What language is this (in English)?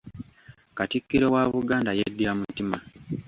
Ganda